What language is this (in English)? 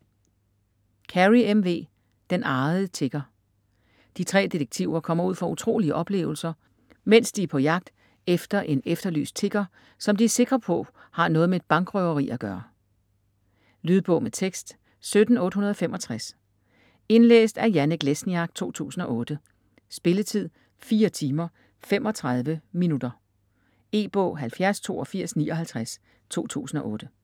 Danish